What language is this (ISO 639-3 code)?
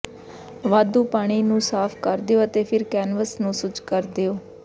pan